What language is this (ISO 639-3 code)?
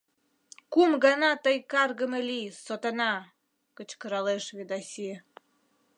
chm